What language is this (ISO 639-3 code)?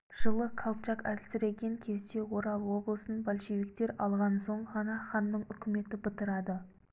kaz